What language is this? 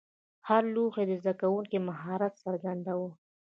Pashto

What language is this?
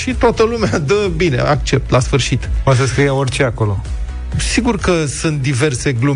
Romanian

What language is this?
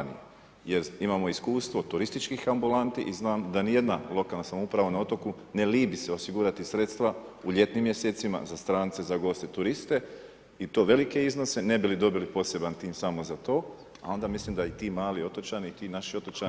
Croatian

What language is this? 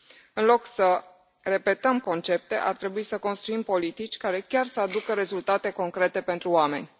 Romanian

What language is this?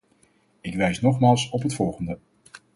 Dutch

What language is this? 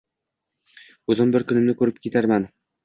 Uzbek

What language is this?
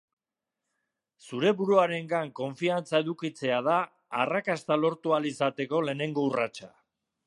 Basque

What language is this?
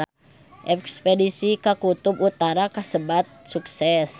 Sundanese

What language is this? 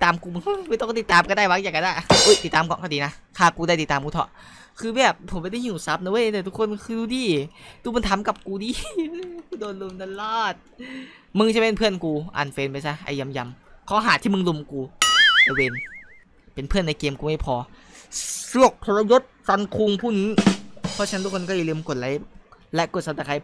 Thai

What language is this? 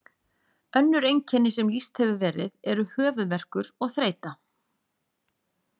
Icelandic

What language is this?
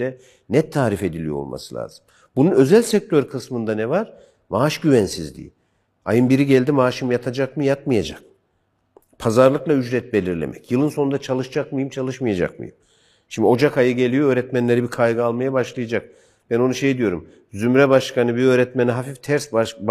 Turkish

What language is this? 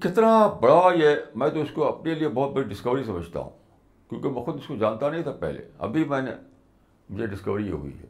Urdu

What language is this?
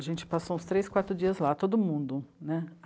Portuguese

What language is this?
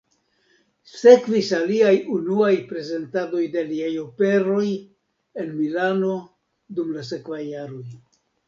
Esperanto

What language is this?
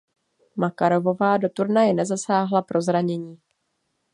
Czech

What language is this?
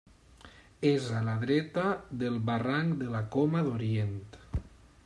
Catalan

